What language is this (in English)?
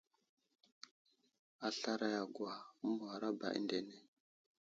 Wuzlam